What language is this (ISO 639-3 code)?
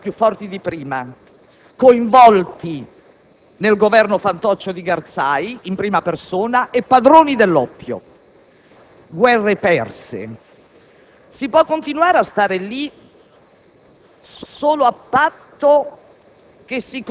ita